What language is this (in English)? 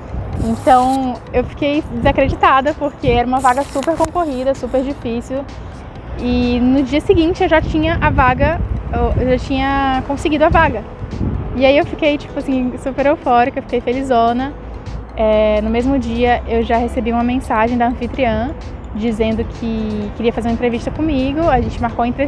Portuguese